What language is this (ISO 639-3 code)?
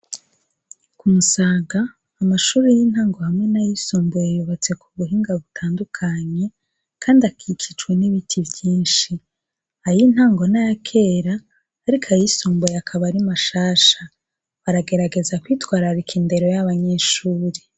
run